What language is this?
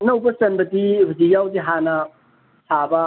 Manipuri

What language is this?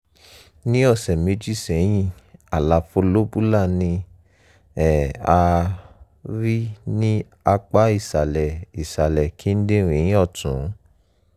Yoruba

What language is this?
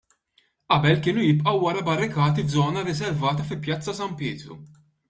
Maltese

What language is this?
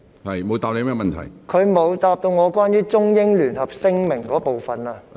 Cantonese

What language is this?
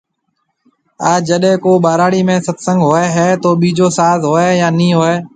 Marwari (Pakistan)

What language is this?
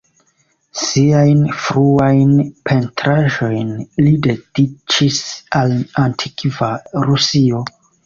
Esperanto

